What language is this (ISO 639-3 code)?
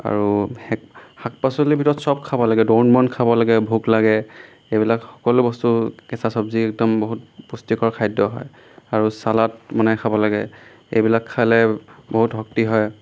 asm